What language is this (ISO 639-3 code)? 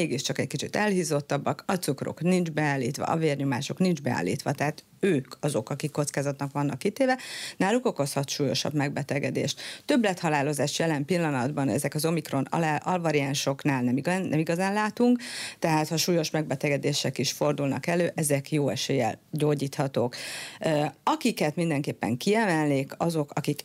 hun